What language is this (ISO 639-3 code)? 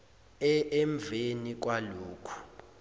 zul